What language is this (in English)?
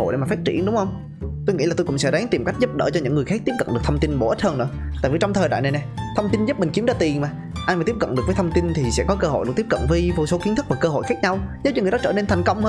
Vietnamese